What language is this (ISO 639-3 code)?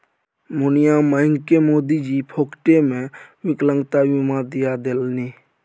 mai